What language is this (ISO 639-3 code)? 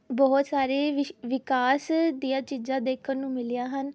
pan